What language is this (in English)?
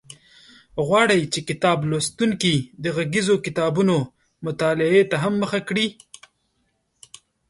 Pashto